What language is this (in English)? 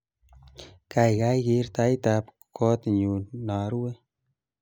Kalenjin